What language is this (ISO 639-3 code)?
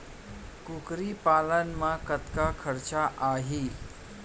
hne